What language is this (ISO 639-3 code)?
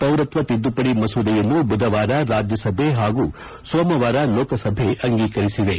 kan